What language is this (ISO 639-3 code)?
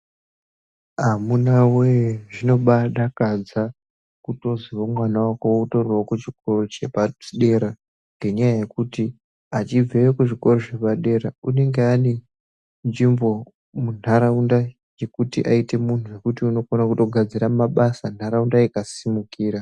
ndc